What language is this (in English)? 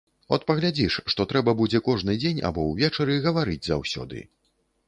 Belarusian